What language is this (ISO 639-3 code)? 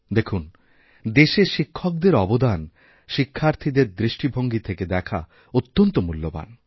ben